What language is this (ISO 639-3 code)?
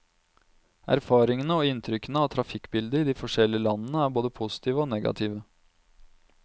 nor